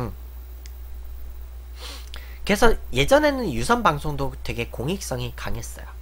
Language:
Korean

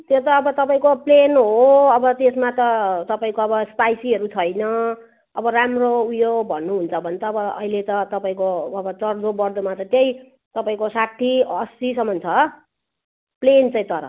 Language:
Nepali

